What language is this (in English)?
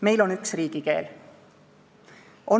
Estonian